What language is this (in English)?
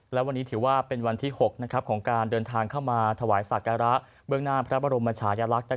Thai